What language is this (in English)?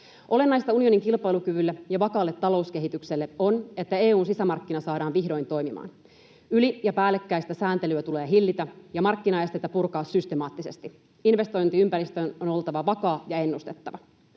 Finnish